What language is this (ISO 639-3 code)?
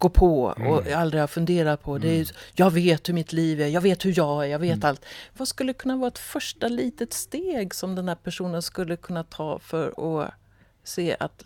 swe